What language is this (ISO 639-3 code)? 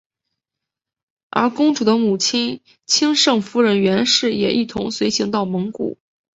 zho